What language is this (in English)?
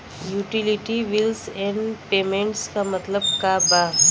Bhojpuri